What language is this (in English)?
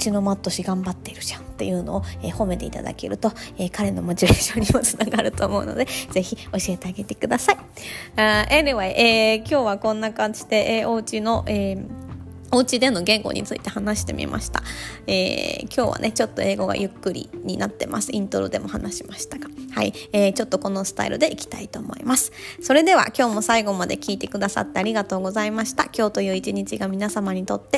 Japanese